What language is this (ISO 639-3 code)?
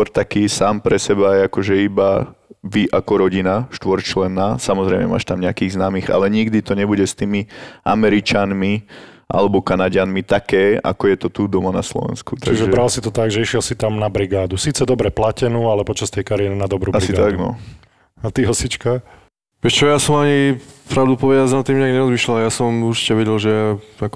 slk